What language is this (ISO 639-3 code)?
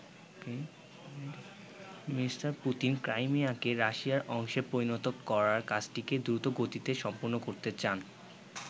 ben